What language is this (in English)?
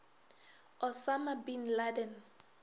Northern Sotho